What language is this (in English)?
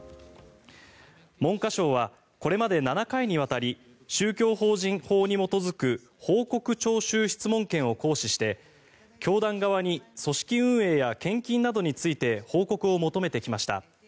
Japanese